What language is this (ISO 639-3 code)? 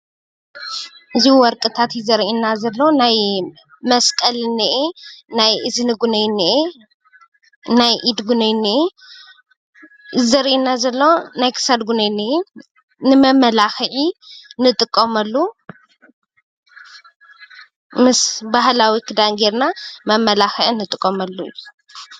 tir